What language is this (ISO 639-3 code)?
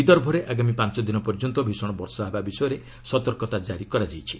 ori